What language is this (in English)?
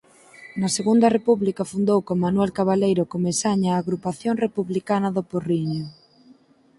Galician